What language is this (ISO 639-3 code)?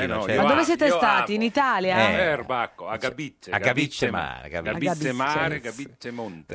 ita